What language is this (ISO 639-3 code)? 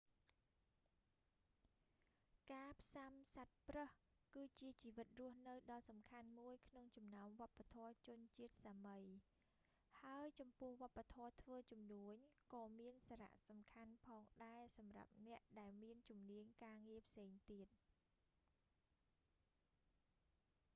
khm